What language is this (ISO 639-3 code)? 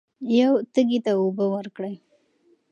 pus